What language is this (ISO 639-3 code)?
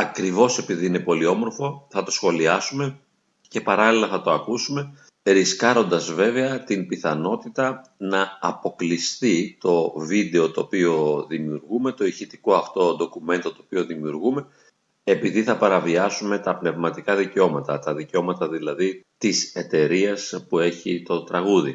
ell